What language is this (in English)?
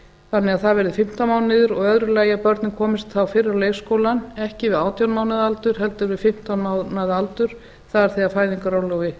Icelandic